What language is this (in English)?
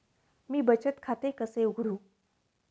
Marathi